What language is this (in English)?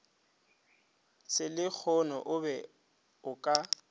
Northern Sotho